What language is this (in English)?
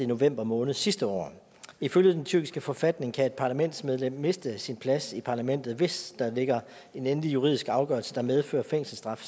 Danish